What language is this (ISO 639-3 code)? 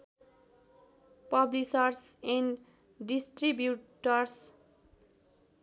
nep